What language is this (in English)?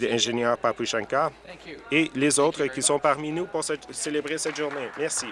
French